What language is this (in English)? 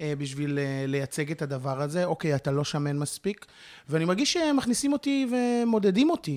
Hebrew